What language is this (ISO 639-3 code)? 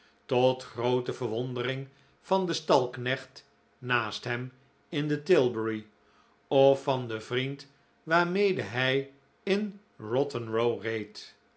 nld